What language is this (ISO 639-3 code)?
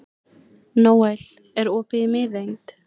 isl